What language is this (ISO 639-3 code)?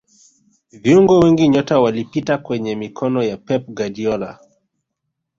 swa